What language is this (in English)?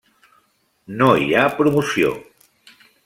Catalan